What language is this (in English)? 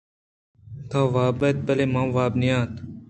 Eastern Balochi